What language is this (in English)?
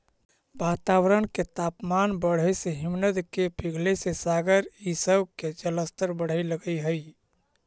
Magahi